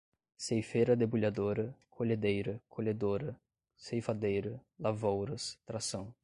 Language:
Portuguese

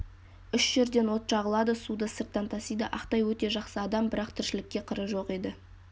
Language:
Kazakh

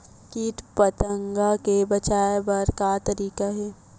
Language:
Chhattisgarhi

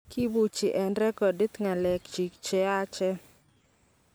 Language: Kalenjin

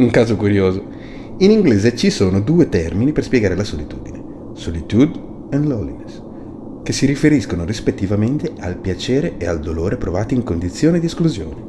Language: Italian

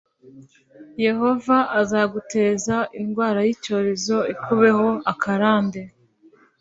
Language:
Kinyarwanda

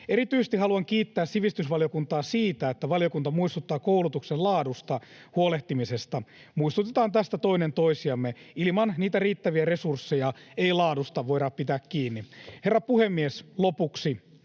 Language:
Finnish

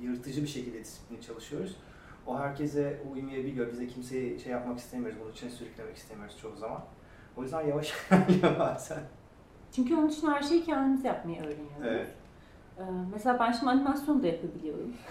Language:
Turkish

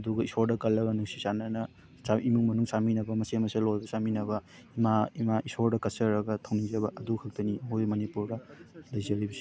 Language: Manipuri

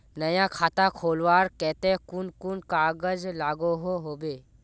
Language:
Magahi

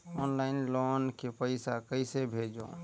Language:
Chhattisgarhi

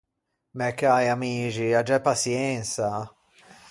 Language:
Ligurian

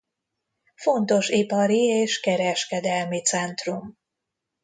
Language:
Hungarian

